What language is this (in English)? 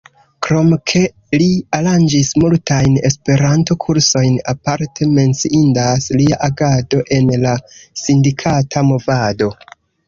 Esperanto